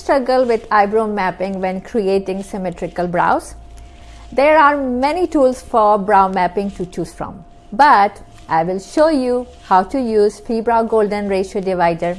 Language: English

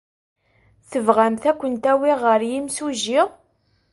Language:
Kabyle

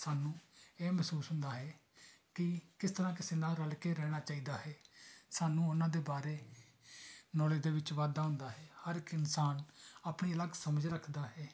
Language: Punjabi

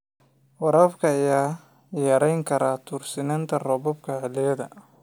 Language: Somali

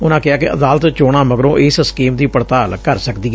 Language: Punjabi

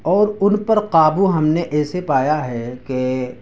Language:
Urdu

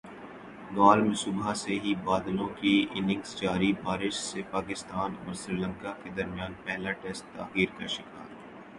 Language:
Urdu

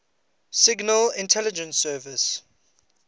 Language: English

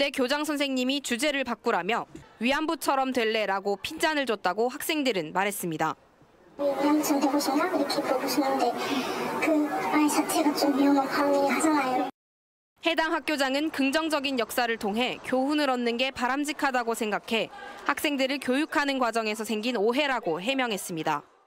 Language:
Korean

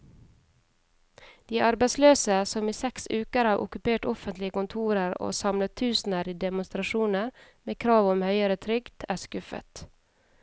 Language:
Norwegian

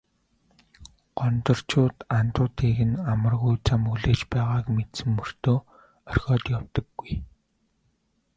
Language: Mongolian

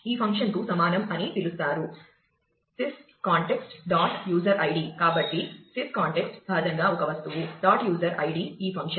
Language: Telugu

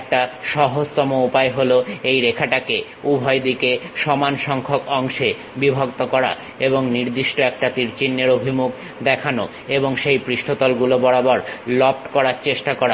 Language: Bangla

